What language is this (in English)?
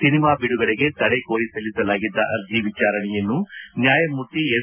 Kannada